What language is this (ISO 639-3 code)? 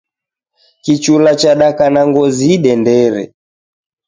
dav